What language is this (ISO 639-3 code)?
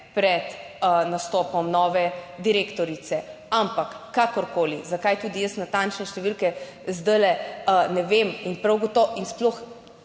slv